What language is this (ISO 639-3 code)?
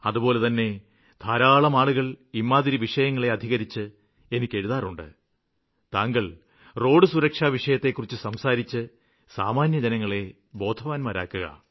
mal